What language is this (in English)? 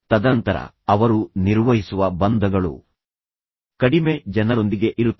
Kannada